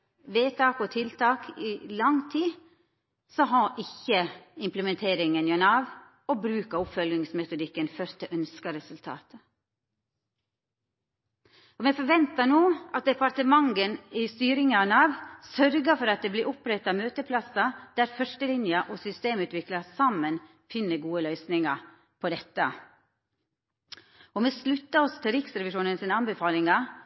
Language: Norwegian Nynorsk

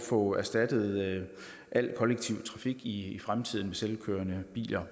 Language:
Danish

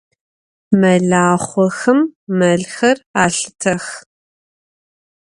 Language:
Adyghe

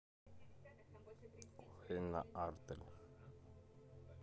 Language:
Russian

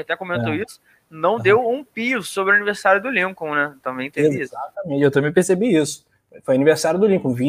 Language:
Portuguese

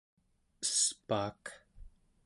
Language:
Central Yupik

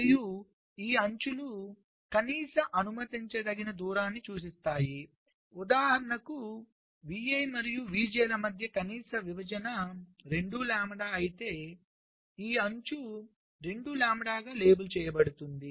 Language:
Telugu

